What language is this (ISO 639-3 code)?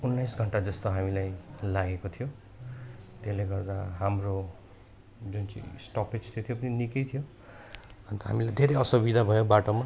nep